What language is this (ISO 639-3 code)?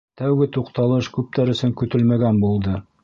bak